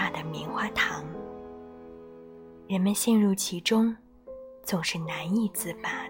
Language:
Chinese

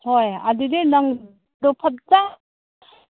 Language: Manipuri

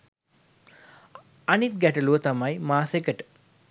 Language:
Sinhala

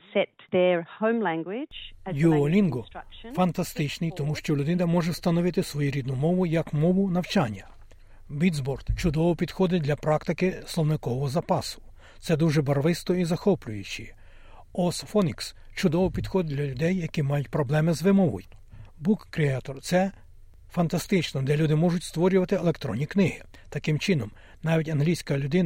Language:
Ukrainian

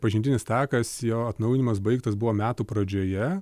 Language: Lithuanian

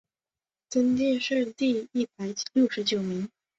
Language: Chinese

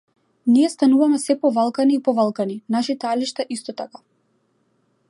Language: Macedonian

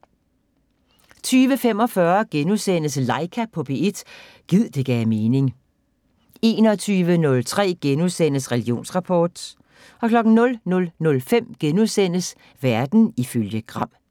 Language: Danish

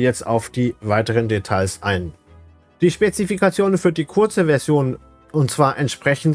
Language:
German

